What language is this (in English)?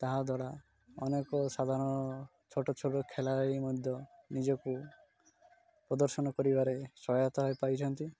Odia